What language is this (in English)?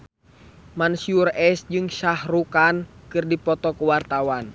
Sundanese